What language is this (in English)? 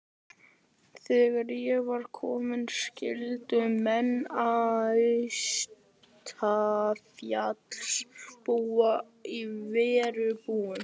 Icelandic